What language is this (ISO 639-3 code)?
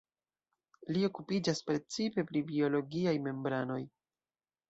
epo